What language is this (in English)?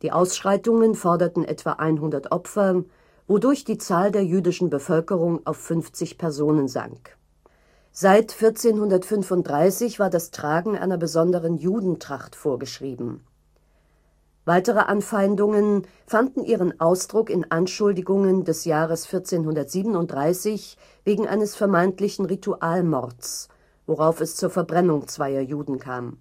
German